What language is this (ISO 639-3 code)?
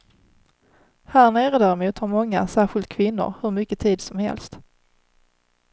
swe